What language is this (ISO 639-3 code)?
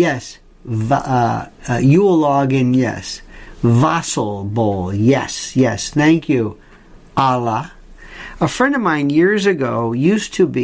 eng